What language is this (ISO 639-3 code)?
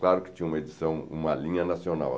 por